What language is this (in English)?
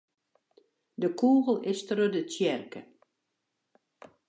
Western Frisian